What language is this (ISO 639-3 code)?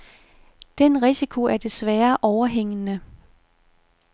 dan